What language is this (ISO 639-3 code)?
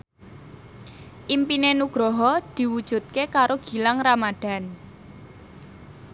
jav